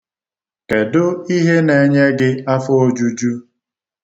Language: Igbo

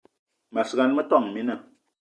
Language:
Eton (Cameroon)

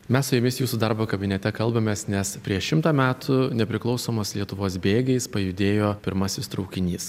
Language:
Lithuanian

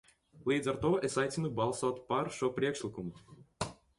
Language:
Latvian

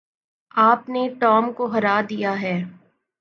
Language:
Urdu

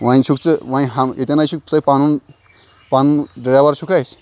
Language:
Kashmiri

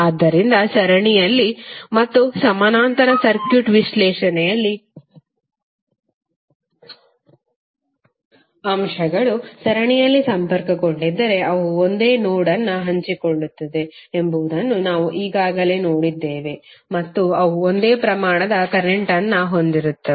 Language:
Kannada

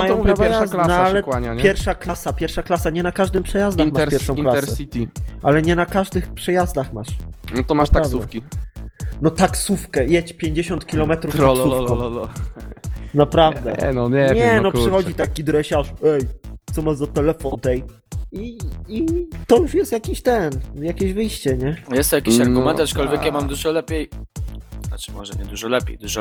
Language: Polish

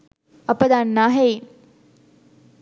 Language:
Sinhala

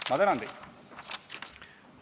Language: Estonian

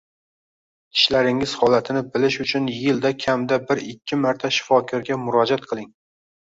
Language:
Uzbek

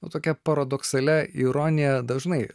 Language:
Lithuanian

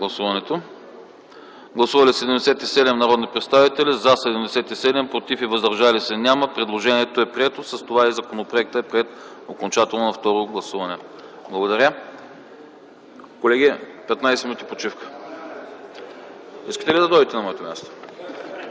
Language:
Bulgarian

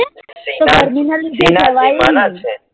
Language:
Gujarati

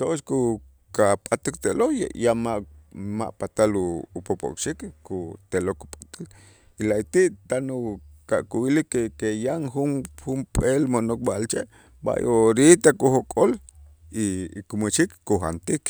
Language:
Itzá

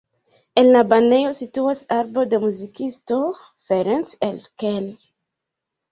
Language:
Esperanto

